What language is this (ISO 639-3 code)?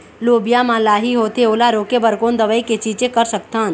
hne